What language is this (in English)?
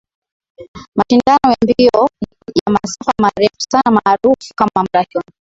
Swahili